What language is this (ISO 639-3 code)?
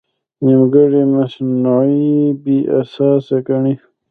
pus